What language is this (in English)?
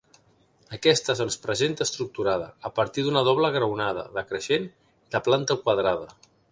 Catalan